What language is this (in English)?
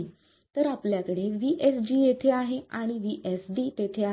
Marathi